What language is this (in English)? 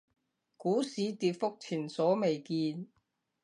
Cantonese